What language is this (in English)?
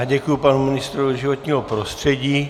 Czech